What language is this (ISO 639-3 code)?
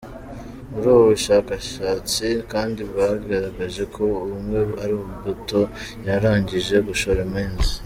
kin